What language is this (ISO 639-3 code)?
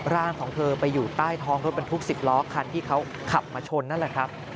tha